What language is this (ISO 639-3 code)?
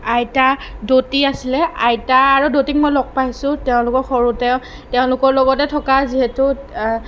asm